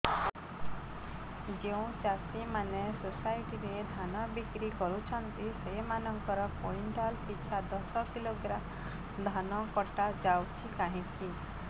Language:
Odia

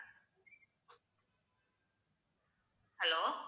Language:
Tamil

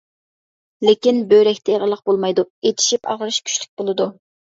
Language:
Uyghur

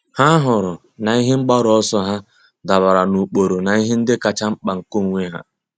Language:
Igbo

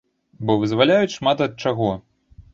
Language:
Belarusian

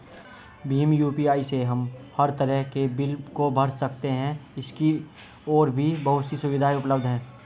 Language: Hindi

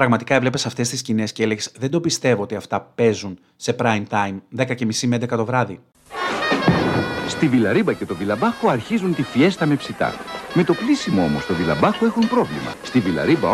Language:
Greek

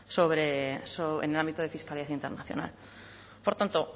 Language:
Spanish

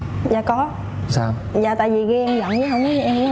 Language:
Vietnamese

